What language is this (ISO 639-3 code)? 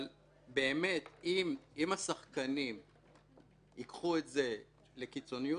heb